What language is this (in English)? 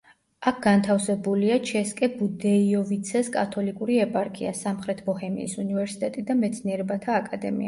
Georgian